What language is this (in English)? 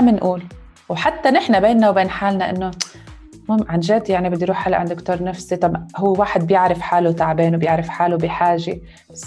Arabic